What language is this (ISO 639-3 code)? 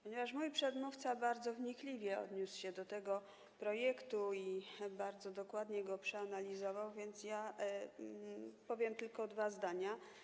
pol